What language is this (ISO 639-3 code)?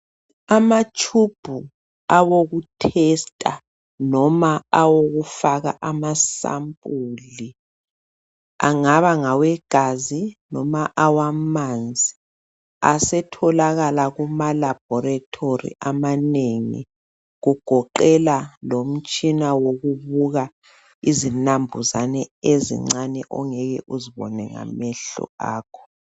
nde